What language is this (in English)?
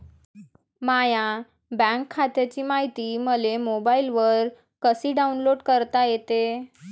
Marathi